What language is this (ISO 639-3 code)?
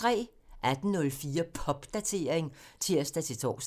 dan